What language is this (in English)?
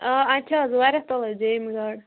Kashmiri